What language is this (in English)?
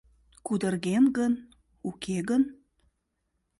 Mari